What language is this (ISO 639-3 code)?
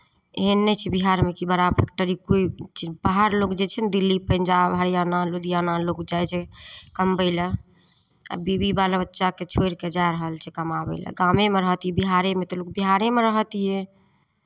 mai